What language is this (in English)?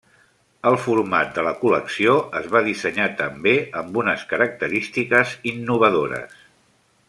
Catalan